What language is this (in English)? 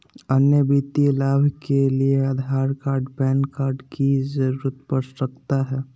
Magahi